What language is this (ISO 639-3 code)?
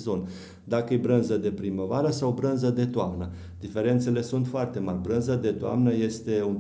ron